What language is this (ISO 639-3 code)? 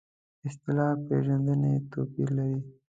pus